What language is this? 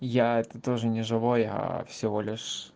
Russian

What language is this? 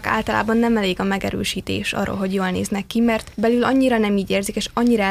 Hungarian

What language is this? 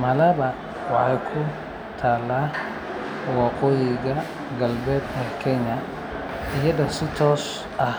Somali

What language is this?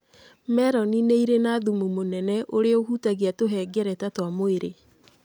Kikuyu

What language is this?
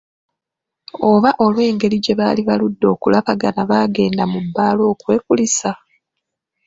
Ganda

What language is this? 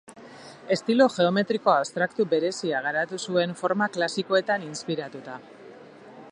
Basque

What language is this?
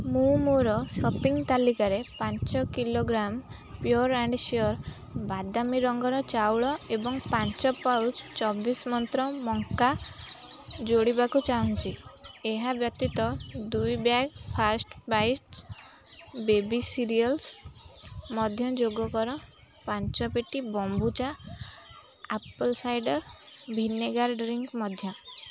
Odia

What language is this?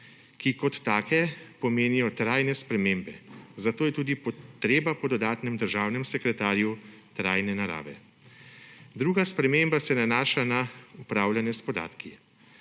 Slovenian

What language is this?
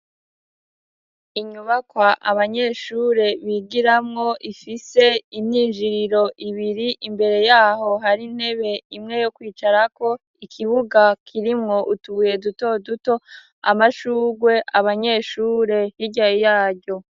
Rundi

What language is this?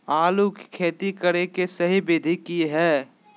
Magahi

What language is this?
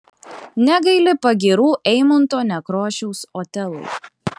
Lithuanian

